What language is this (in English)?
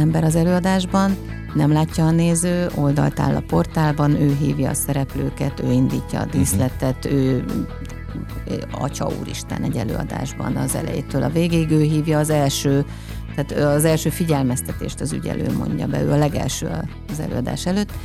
Hungarian